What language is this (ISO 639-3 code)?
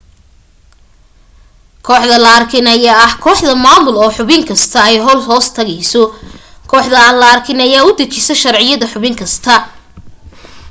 som